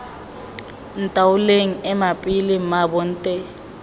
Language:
Tswana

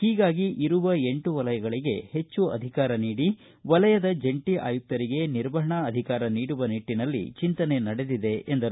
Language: Kannada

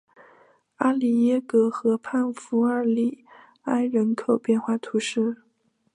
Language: Chinese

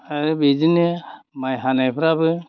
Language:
Bodo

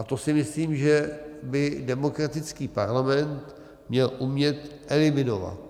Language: Czech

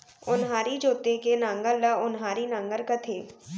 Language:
Chhattisgarhi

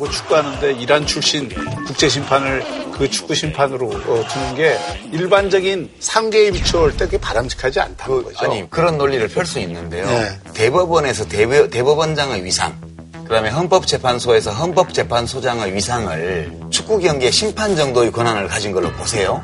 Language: Korean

